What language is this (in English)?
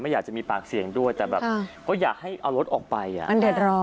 Thai